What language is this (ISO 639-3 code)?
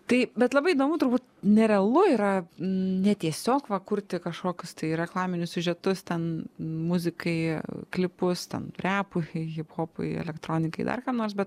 lit